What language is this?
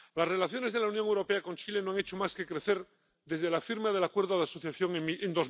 Spanish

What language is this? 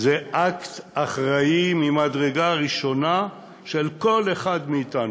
Hebrew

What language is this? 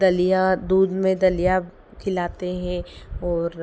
Hindi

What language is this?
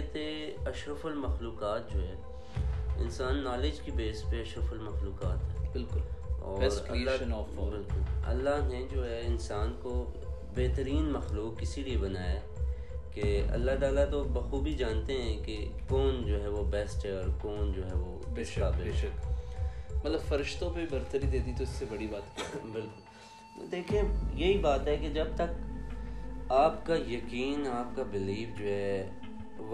Urdu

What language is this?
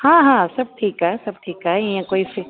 Sindhi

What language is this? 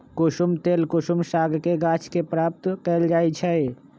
Magahi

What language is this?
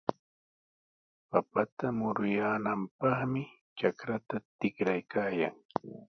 Sihuas Ancash Quechua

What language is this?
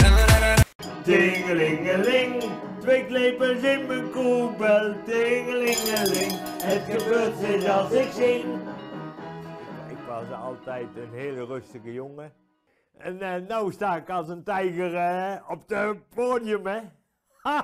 Dutch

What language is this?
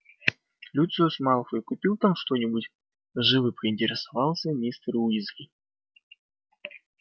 Russian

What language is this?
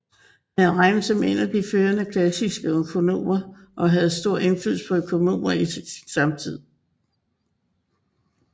Danish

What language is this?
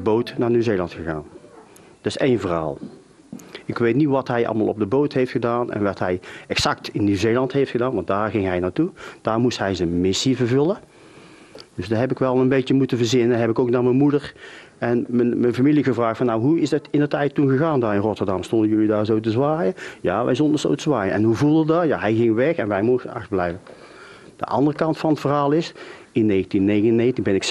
Dutch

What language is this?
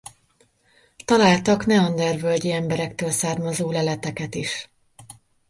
Hungarian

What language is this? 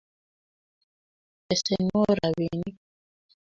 Kalenjin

